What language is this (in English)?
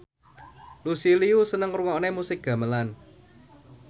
Javanese